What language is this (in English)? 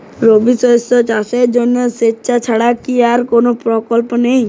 Bangla